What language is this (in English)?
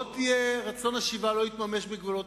Hebrew